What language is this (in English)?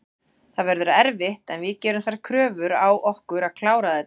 Icelandic